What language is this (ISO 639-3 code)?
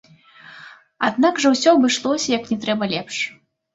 bel